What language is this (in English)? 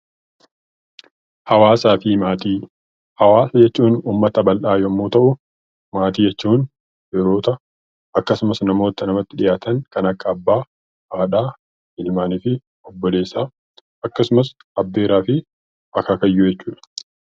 Oromo